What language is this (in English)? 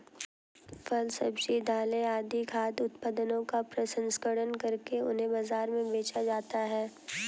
Hindi